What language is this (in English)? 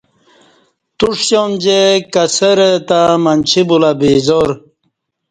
Kati